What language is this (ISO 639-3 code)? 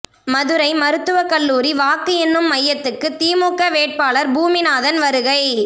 tam